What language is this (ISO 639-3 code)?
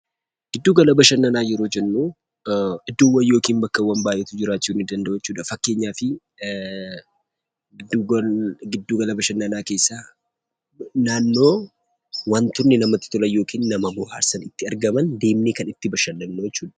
orm